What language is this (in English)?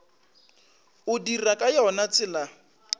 Northern Sotho